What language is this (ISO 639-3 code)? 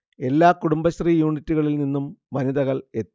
mal